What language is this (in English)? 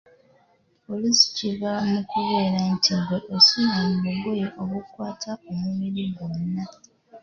Ganda